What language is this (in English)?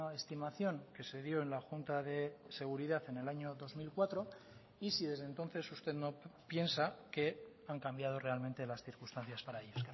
Spanish